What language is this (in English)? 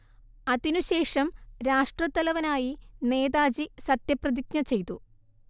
Malayalam